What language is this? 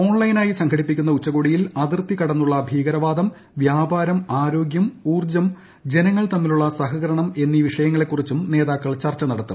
Malayalam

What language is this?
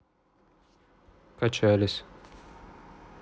Russian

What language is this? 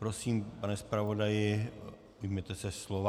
Czech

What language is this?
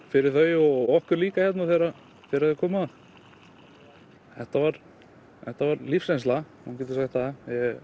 Icelandic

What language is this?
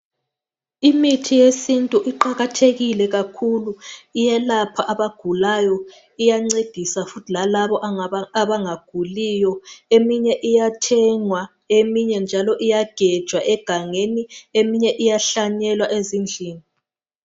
North Ndebele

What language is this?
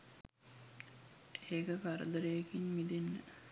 Sinhala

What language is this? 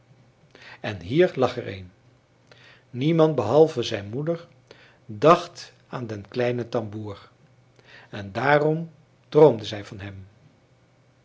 Dutch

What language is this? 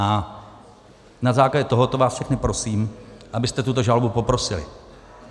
Czech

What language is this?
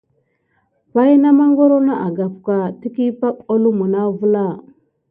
Gidar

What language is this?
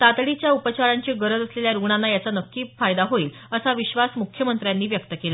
Marathi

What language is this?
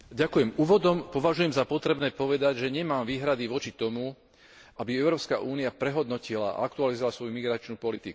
Slovak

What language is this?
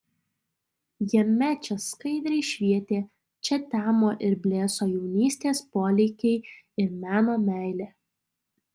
Lithuanian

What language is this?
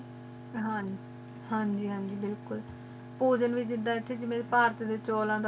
Punjabi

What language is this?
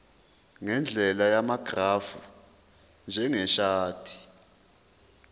Zulu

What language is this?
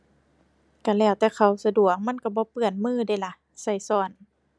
Thai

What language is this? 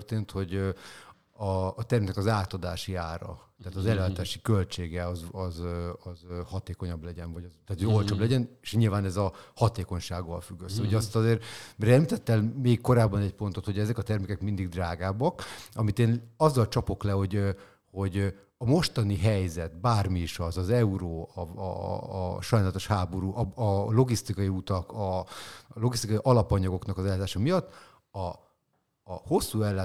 Hungarian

